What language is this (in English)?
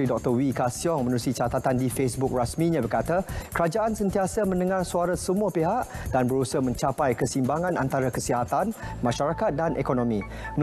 Malay